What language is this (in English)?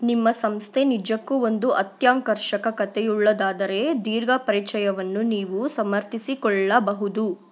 Kannada